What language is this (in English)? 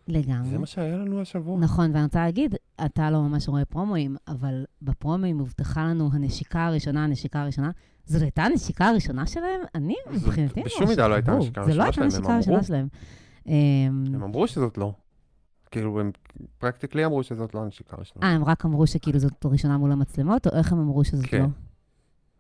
Hebrew